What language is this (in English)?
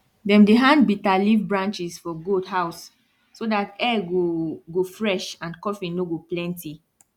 Nigerian Pidgin